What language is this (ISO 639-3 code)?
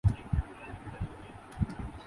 urd